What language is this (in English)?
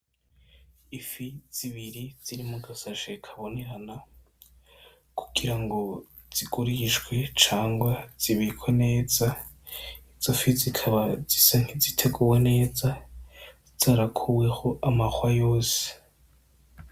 Rundi